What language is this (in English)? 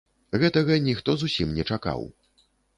Belarusian